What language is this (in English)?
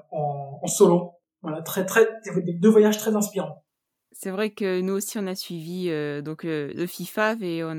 French